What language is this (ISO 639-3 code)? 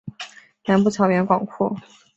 zho